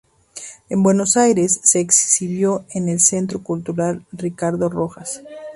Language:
Spanish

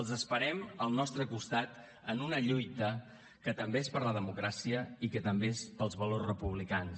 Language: Catalan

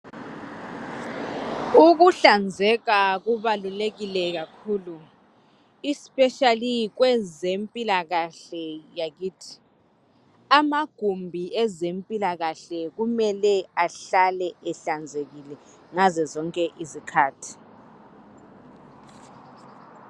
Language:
North Ndebele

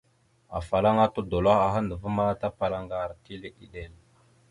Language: Mada (Cameroon)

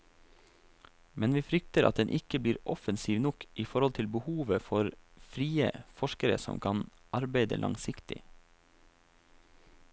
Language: Norwegian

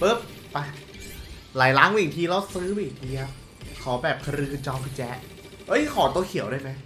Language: Thai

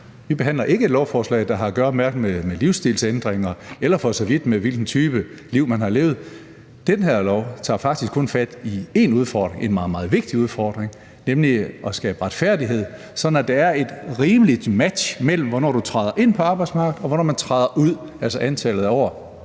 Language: Danish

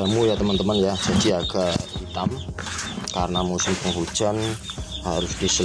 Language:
Indonesian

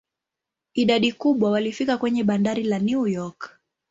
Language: Swahili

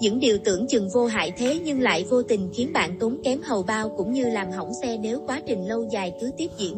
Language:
Vietnamese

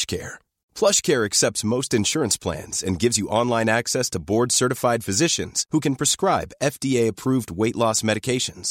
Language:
Chinese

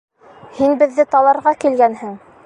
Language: Bashkir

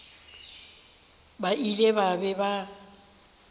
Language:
Northern Sotho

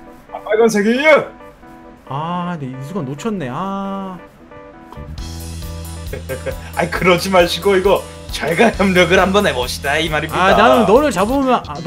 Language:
Korean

